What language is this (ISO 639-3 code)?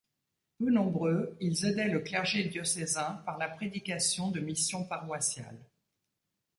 fra